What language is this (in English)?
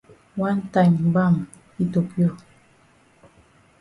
Cameroon Pidgin